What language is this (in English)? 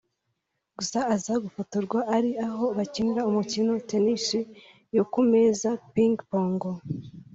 Kinyarwanda